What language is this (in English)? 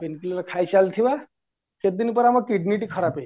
Odia